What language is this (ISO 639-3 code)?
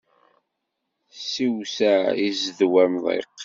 kab